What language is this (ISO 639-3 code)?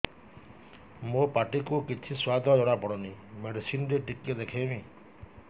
ori